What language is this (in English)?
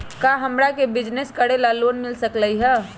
Magahi